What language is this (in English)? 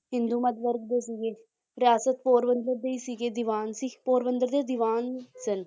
Punjabi